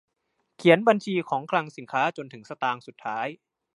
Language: Thai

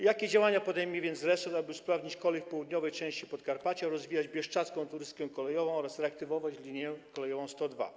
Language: Polish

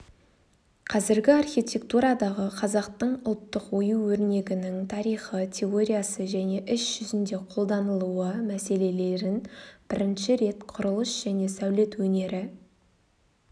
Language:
Kazakh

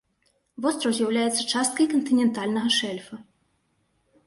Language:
Belarusian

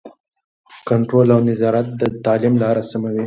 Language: Pashto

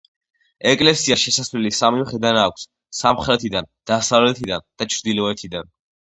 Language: Georgian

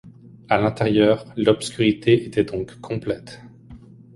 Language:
French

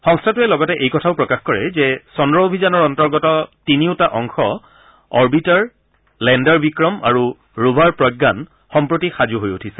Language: Assamese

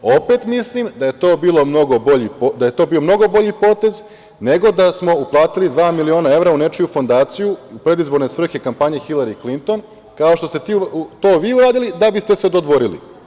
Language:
Serbian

